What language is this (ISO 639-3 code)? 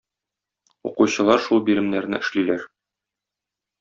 tat